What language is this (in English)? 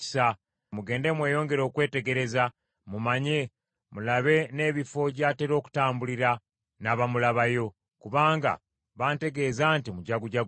Ganda